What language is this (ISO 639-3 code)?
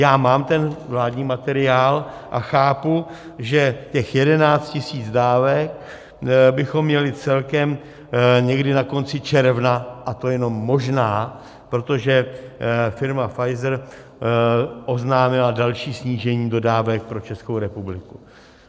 ces